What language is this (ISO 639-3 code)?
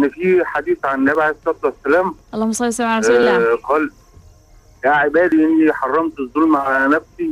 ara